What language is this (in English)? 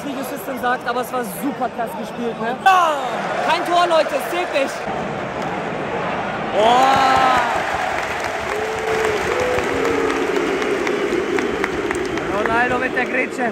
German